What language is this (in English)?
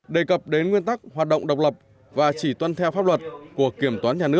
Vietnamese